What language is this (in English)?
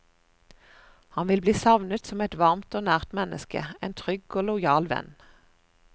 Norwegian